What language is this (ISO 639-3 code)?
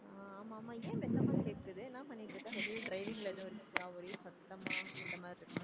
tam